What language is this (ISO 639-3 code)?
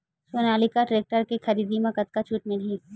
hne